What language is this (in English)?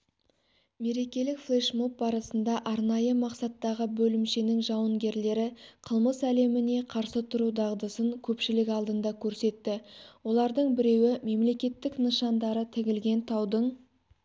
Kazakh